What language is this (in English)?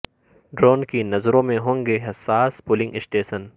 Urdu